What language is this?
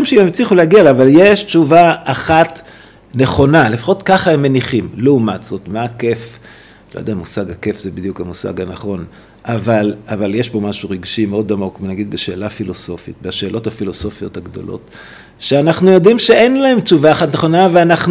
Hebrew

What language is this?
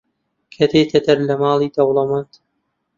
Central Kurdish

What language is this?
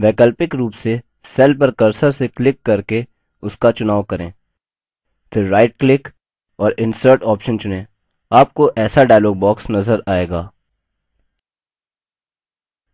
Hindi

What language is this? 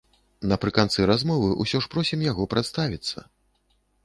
Belarusian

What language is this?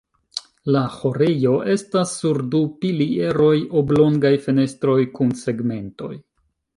Esperanto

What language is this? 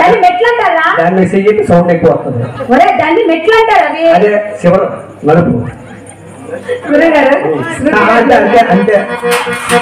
Telugu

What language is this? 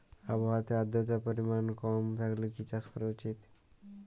Bangla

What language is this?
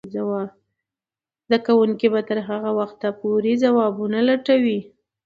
Pashto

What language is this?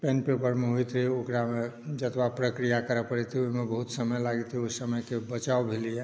Maithili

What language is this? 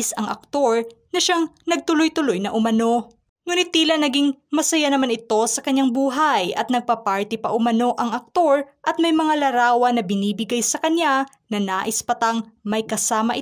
Filipino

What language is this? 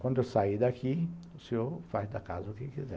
Portuguese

